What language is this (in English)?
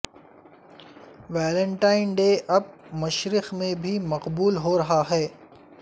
Urdu